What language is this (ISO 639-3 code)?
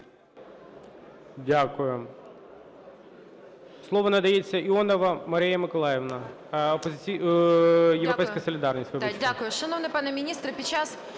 ukr